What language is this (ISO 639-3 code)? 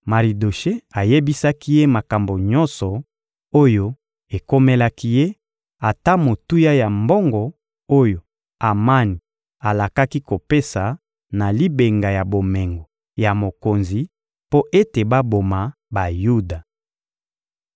lin